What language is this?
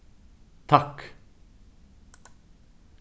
Faroese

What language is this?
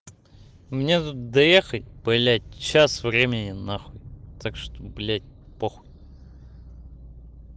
Russian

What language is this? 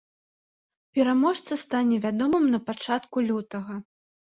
Belarusian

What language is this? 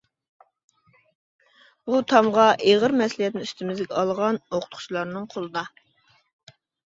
Uyghur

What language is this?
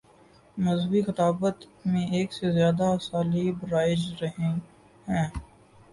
Urdu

